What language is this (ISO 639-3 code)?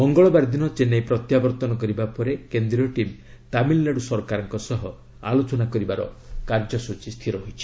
ori